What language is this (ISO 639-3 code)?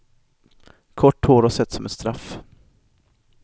swe